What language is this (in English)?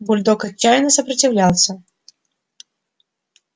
Russian